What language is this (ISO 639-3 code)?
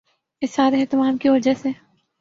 urd